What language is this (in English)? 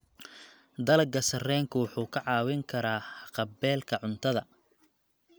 Somali